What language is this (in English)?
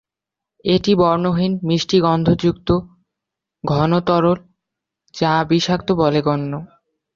Bangla